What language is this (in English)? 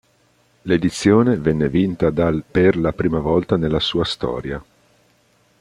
Italian